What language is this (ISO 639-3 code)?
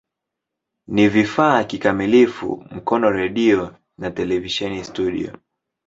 swa